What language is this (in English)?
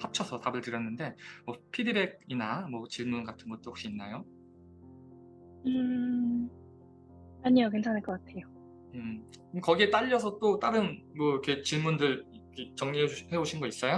Korean